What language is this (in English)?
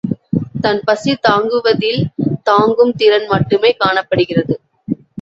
Tamil